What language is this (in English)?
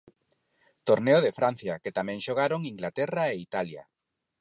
Galician